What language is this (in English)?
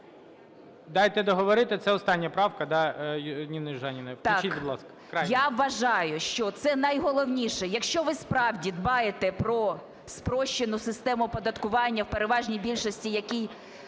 Ukrainian